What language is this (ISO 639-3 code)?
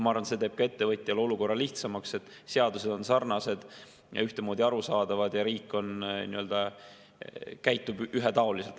est